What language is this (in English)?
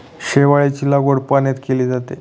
Marathi